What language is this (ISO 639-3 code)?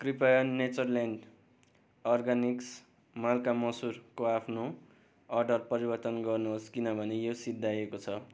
nep